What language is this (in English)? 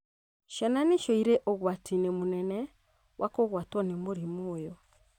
Kikuyu